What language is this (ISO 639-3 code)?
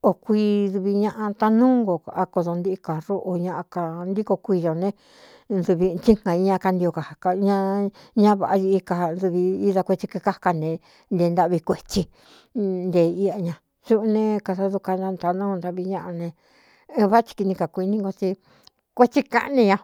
xtu